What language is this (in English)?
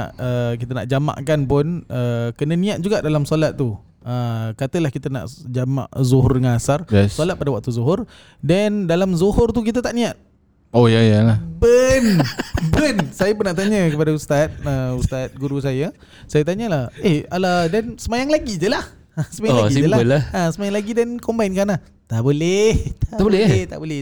Malay